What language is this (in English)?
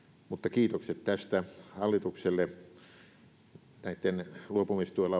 Finnish